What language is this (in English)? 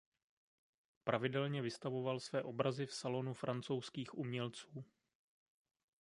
Czech